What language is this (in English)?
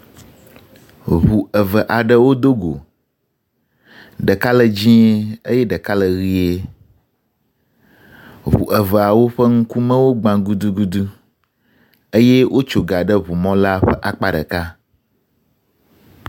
Ewe